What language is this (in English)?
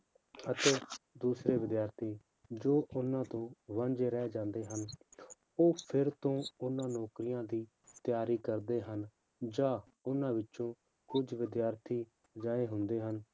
Punjabi